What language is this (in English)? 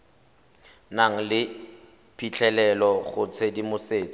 Tswana